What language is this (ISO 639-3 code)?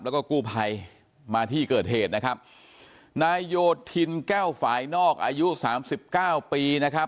tha